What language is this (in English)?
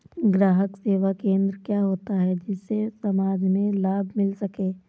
Hindi